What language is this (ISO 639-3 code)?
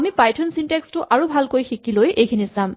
asm